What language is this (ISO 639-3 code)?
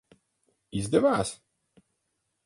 lav